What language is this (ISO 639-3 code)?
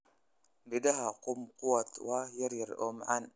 som